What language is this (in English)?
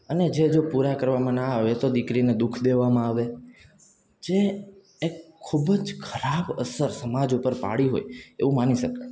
Gujarati